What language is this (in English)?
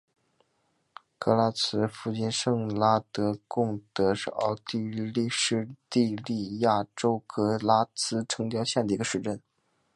Chinese